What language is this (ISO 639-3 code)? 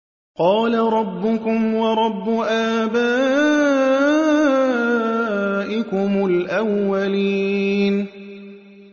ara